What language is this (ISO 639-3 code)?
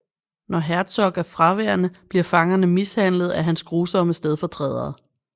dan